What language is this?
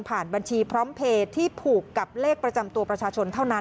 Thai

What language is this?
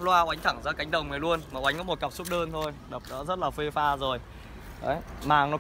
Vietnamese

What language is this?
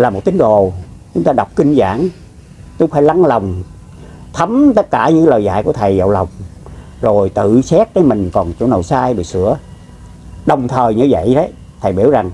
Vietnamese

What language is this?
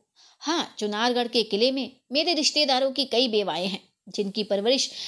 Hindi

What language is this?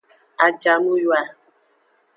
Aja (Benin)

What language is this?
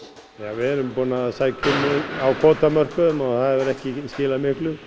Icelandic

